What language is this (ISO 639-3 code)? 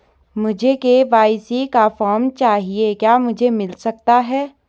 hin